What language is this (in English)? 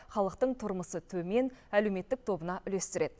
Kazakh